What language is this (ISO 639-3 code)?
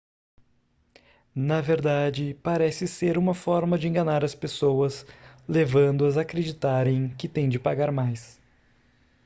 por